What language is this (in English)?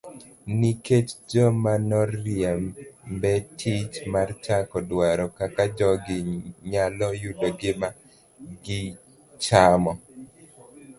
Luo (Kenya and Tanzania)